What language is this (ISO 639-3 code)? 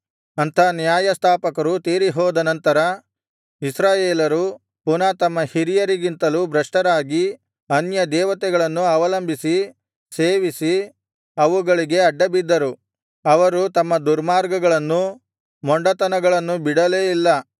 kan